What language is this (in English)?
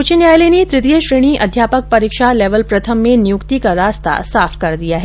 Hindi